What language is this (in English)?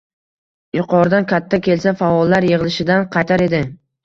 Uzbek